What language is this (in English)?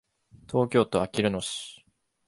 Japanese